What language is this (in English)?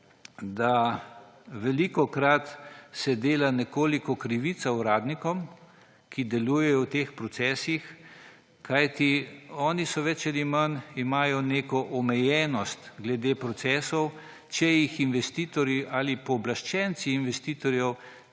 Slovenian